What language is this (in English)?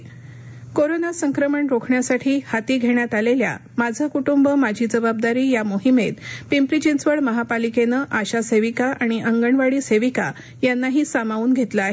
Marathi